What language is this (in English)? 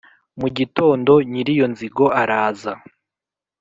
Kinyarwanda